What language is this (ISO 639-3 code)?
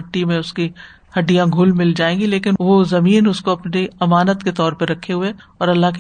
urd